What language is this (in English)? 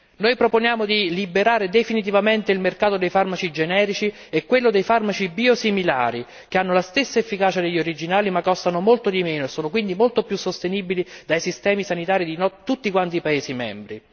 Italian